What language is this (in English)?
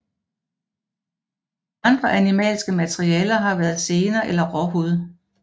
Danish